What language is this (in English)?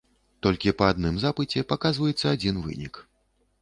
Belarusian